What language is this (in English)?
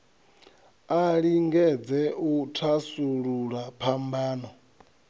Venda